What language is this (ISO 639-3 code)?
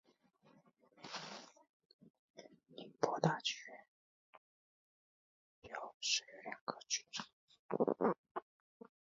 zho